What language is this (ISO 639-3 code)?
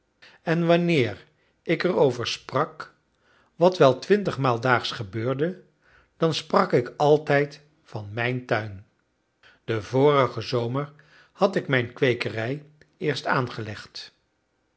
nld